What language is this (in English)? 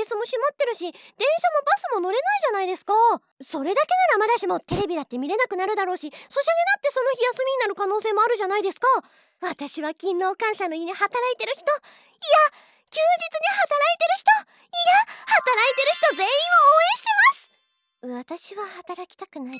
Japanese